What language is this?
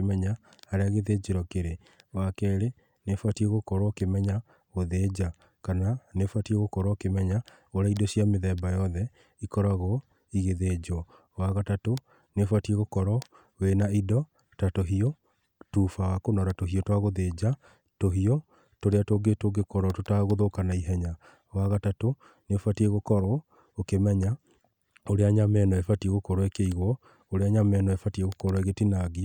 Kikuyu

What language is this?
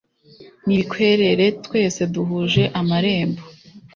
Kinyarwanda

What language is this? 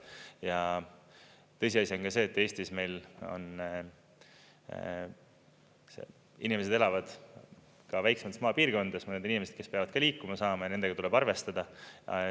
Estonian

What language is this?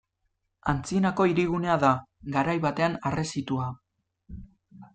Basque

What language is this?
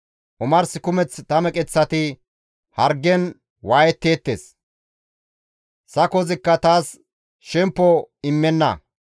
Gamo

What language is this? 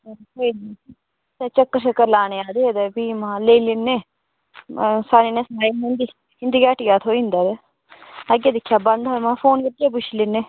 Dogri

